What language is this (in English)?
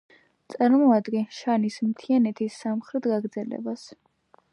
Georgian